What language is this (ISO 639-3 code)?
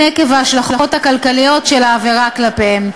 heb